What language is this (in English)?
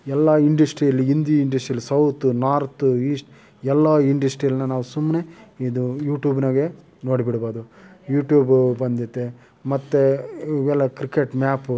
Kannada